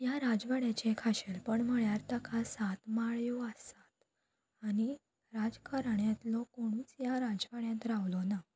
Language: Konkani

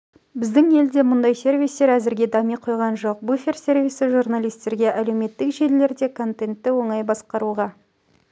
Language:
Kazakh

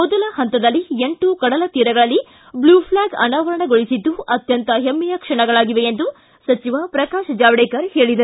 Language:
Kannada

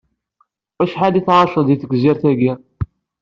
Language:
Kabyle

